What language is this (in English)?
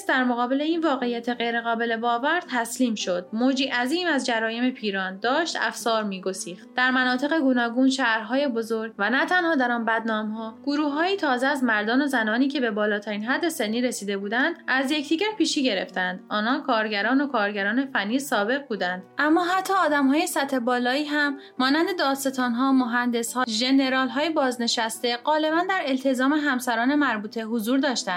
Persian